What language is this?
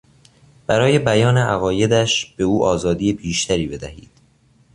Persian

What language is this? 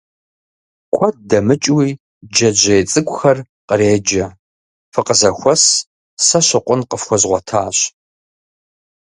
Kabardian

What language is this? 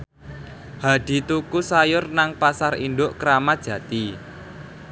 Javanese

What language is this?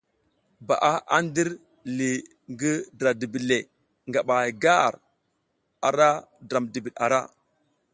South Giziga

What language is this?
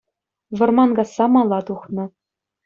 Chuvash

